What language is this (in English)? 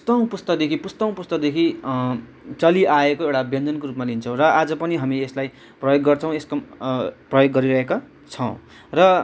Nepali